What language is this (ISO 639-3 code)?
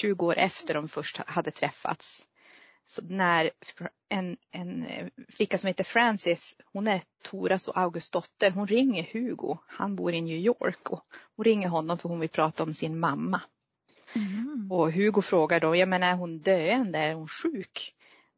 swe